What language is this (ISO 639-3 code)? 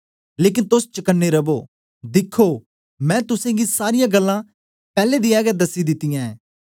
doi